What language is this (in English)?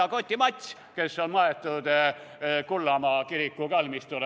Estonian